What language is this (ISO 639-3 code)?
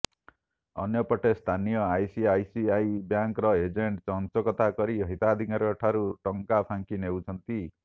ori